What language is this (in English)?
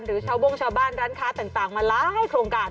Thai